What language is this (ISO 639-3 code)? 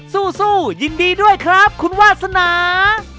tha